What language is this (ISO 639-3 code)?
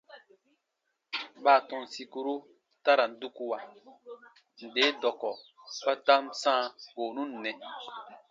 bba